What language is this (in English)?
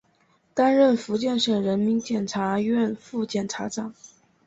Chinese